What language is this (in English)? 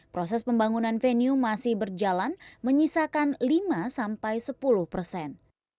Indonesian